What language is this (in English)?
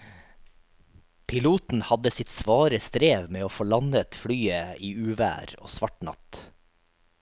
Norwegian